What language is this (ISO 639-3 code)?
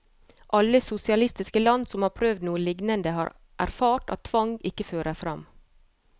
nor